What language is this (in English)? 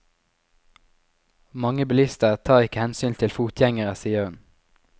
Norwegian